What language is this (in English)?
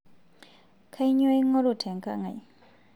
Masai